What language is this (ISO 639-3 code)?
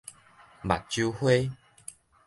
nan